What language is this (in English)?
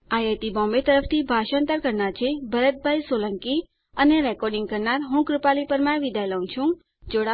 Gujarati